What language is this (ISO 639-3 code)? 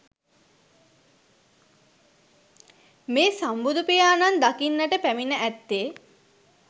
sin